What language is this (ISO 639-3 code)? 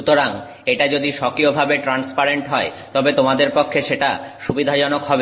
ben